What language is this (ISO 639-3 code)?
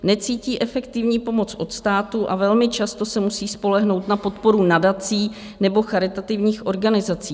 ces